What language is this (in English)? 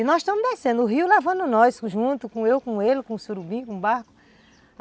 Portuguese